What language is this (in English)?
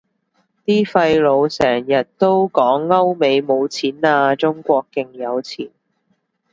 Cantonese